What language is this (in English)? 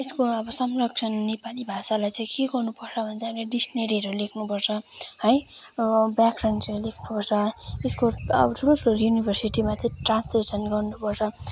Nepali